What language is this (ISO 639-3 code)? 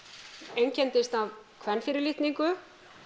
isl